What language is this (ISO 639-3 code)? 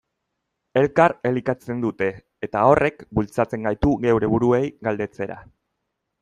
eus